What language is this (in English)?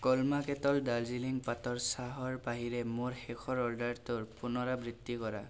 Assamese